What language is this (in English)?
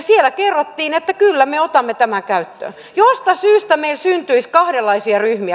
Finnish